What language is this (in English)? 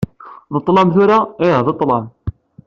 Kabyle